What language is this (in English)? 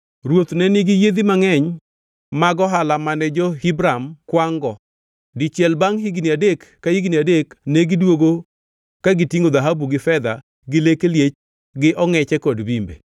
Luo (Kenya and Tanzania)